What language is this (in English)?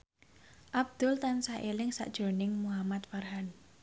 Javanese